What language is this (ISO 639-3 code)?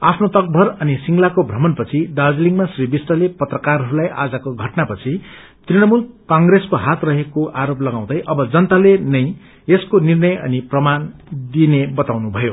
nep